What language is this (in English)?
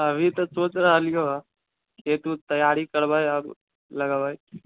Maithili